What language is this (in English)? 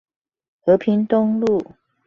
Chinese